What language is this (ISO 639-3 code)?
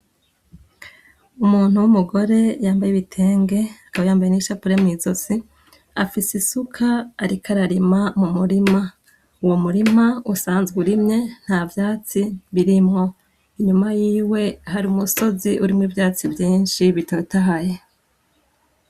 run